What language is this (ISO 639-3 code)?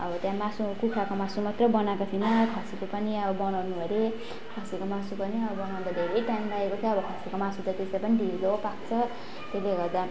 nep